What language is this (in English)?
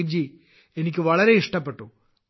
Malayalam